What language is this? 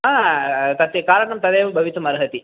Sanskrit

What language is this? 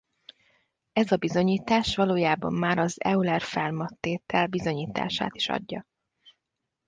Hungarian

